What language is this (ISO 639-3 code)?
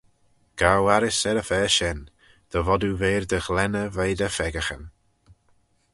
glv